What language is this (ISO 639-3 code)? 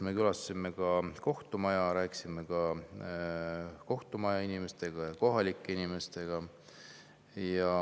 est